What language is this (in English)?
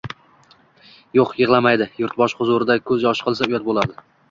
Uzbek